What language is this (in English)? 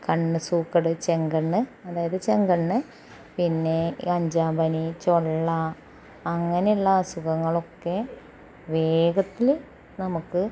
Malayalam